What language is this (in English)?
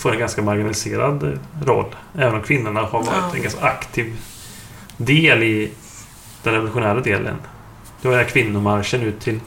Swedish